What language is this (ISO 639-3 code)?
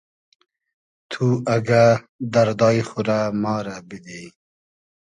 haz